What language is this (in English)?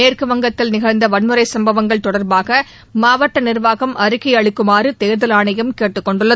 Tamil